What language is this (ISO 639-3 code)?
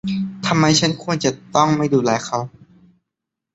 tha